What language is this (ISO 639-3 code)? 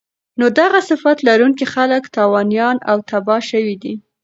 pus